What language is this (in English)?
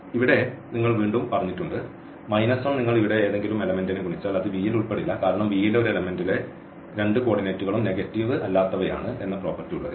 Malayalam